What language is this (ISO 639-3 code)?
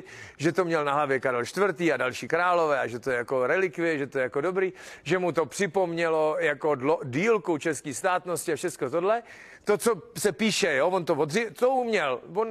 ces